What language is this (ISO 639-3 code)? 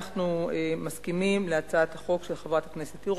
heb